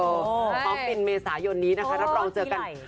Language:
Thai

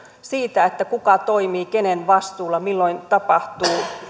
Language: Finnish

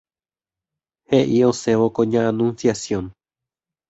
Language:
Guarani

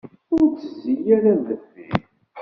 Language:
Kabyle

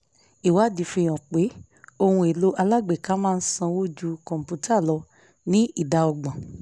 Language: Yoruba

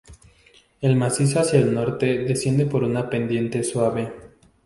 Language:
Spanish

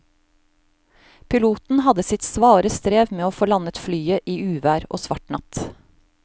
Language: Norwegian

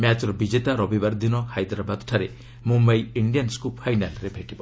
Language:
Odia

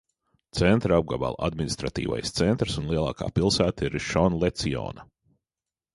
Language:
Latvian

